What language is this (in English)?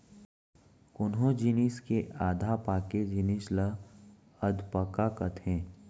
Chhattisgarhi